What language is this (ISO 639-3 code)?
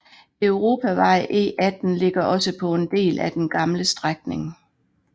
dan